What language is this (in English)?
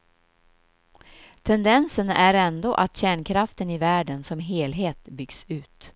Swedish